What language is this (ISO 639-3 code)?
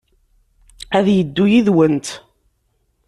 kab